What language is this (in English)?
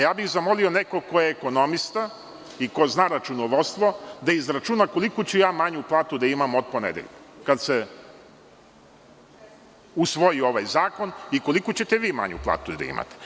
Serbian